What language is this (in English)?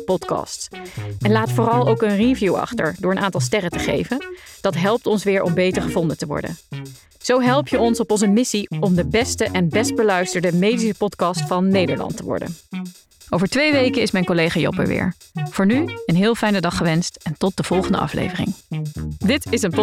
Dutch